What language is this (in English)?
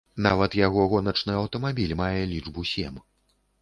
Belarusian